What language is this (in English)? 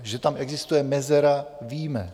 Czech